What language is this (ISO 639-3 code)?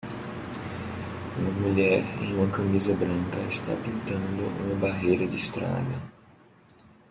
por